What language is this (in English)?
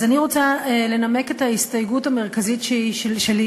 Hebrew